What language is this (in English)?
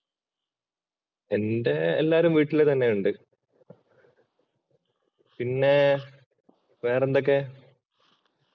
Malayalam